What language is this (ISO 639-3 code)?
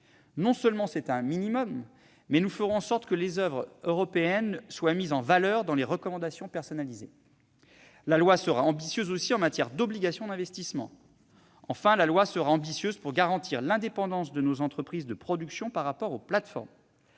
fra